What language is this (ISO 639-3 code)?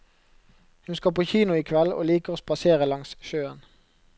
nor